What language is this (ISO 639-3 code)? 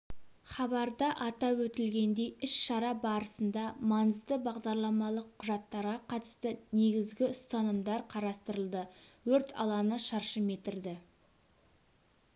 kaz